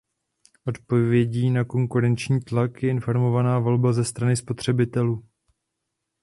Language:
Czech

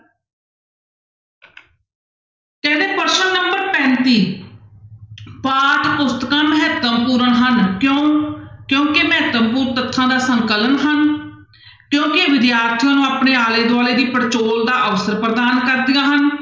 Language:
Punjabi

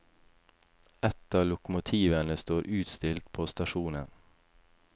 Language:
Norwegian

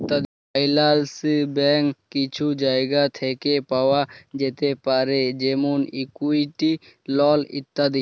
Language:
Bangla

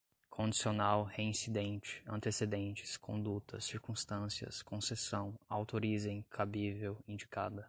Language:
Portuguese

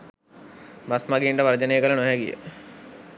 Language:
Sinhala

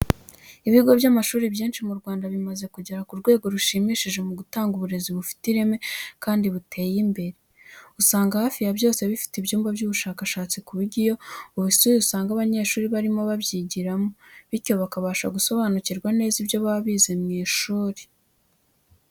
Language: Kinyarwanda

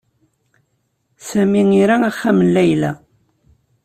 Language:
Kabyle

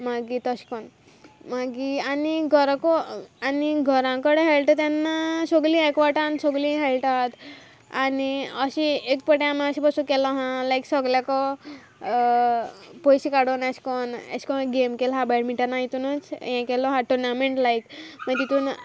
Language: Konkani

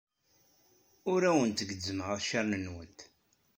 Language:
Kabyle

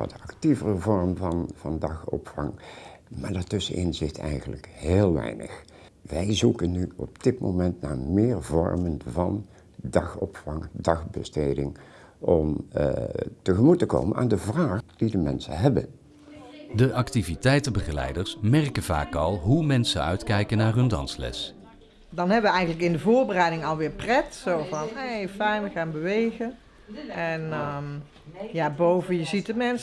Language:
Dutch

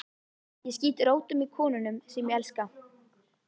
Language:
Icelandic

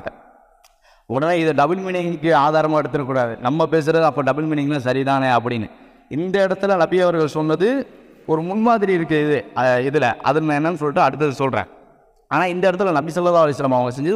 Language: Arabic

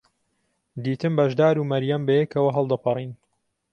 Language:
Central Kurdish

